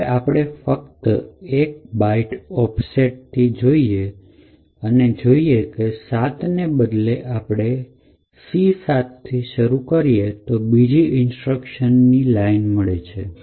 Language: Gujarati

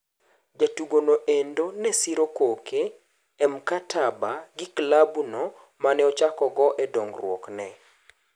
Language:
Luo (Kenya and Tanzania)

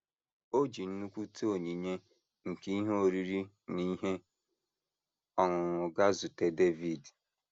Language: Igbo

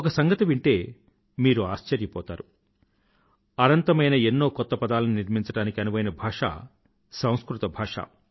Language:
Telugu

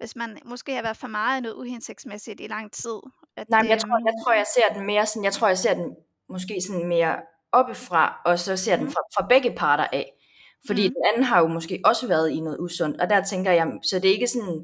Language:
Danish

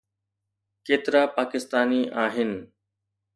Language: Sindhi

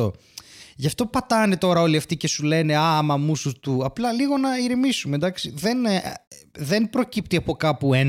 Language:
Greek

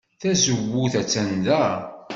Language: Kabyle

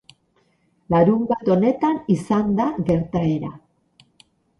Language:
Basque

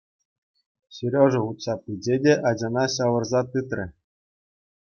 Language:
Chuvash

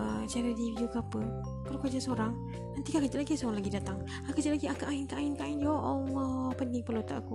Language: Malay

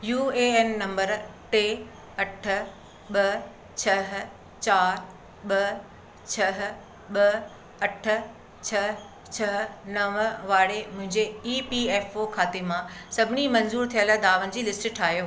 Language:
Sindhi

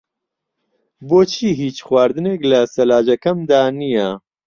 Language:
Central Kurdish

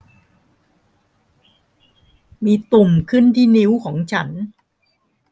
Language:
Thai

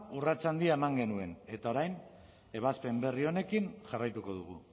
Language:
Basque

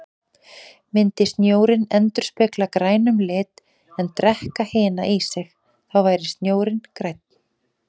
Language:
Icelandic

